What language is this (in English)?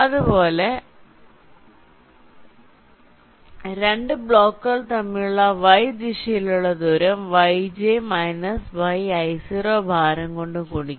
Malayalam